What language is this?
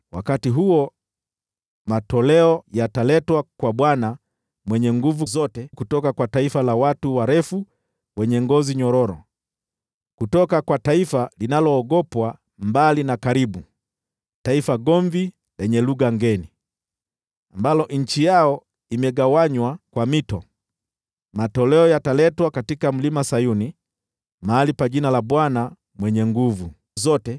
Swahili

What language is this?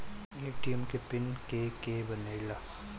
Bhojpuri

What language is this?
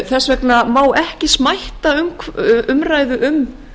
Icelandic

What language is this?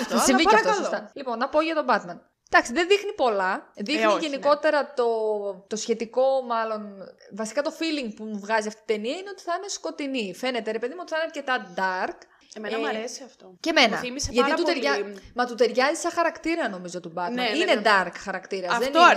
Greek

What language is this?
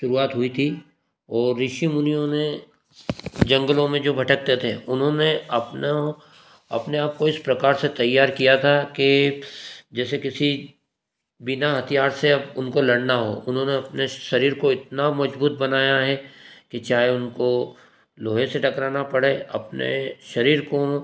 Hindi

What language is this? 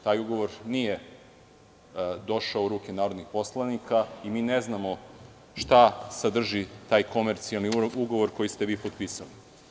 Serbian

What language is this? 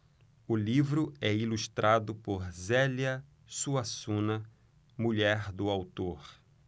Portuguese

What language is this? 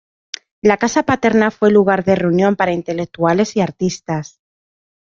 Spanish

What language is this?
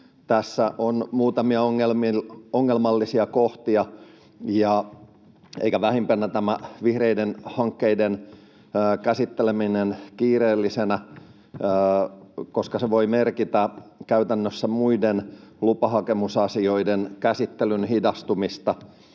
Finnish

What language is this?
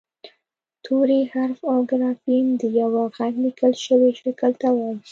Pashto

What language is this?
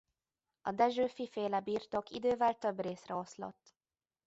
Hungarian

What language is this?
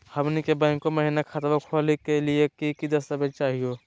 Magahi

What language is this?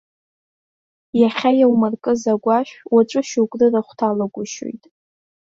Abkhazian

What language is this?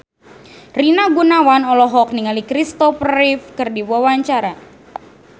Sundanese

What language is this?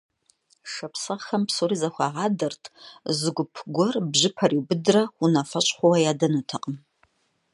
Kabardian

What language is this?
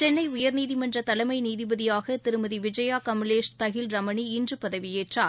Tamil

